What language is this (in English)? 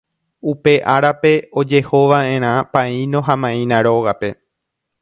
Guarani